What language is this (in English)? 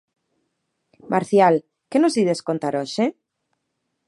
Galician